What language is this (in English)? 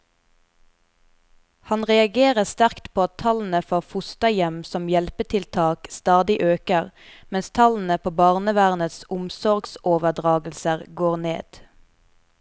Norwegian